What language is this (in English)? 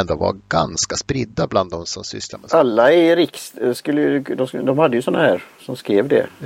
Swedish